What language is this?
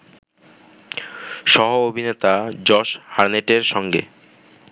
Bangla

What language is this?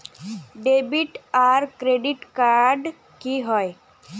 Magahi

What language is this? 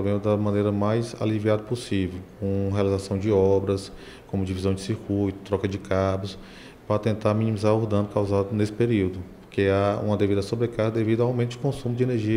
Portuguese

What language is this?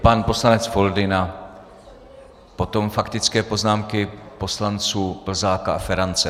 Czech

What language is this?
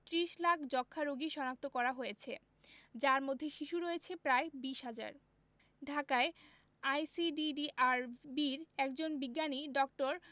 Bangla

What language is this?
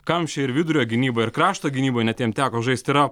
Lithuanian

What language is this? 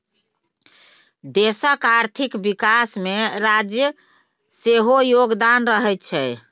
Maithili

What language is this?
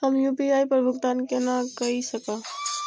Maithili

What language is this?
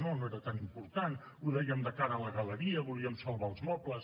Catalan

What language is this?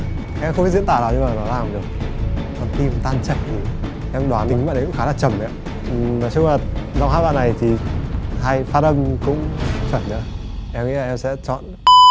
Vietnamese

